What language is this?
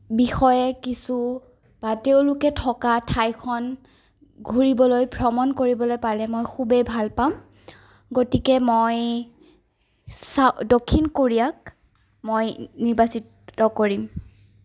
Assamese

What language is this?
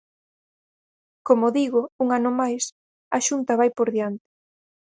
Galician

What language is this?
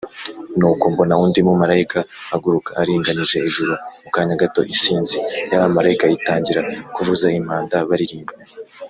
Kinyarwanda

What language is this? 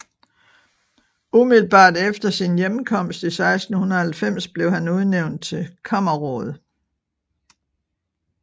Danish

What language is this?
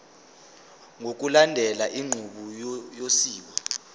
Zulu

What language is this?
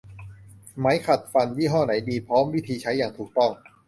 Thai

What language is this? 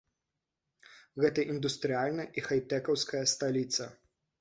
Belarusian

